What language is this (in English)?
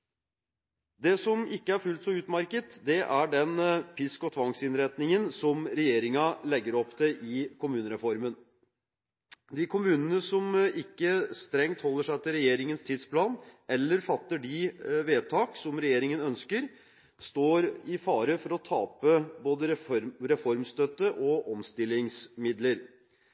Norwegian Bokmål